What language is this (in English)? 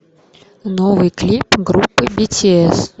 Russian